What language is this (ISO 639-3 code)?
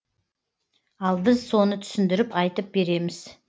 kaz